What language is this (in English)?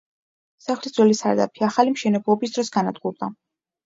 Georgian